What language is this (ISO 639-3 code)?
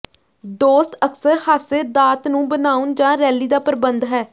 pan